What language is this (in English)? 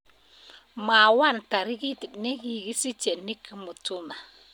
Kalenjin